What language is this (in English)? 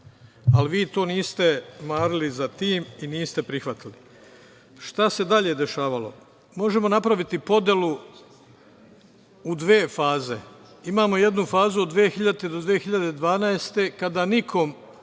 Serbian